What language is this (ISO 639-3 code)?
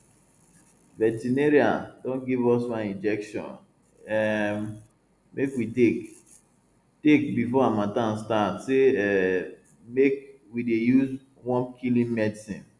pcm